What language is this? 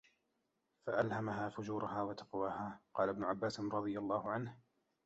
Arabic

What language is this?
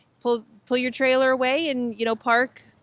English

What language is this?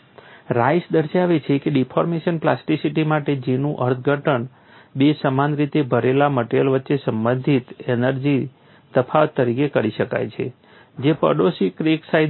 Gujarati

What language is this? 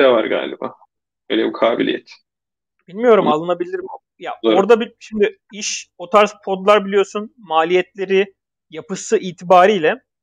Turkish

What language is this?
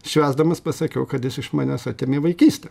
Lithuanian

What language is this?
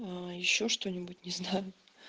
Russian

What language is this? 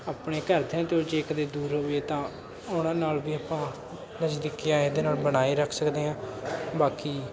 Punjabi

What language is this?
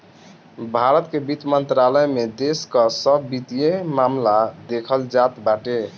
Bhojpuri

